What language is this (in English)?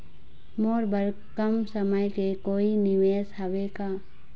Chhattisgarhi